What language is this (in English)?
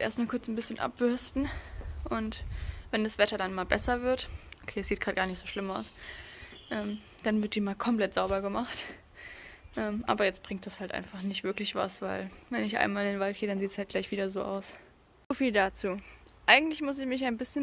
German